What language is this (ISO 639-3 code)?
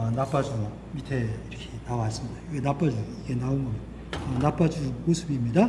kor